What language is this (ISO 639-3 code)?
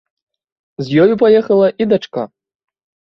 bel